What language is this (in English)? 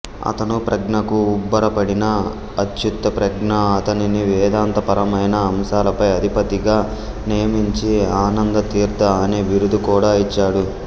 Telugu